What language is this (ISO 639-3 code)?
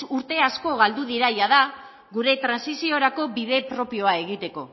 eus